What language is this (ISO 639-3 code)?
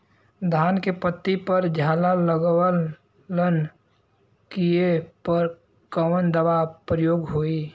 bho